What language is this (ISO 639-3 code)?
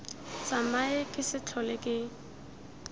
tsn